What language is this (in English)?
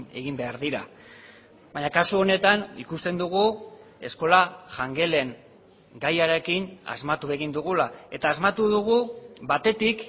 Basque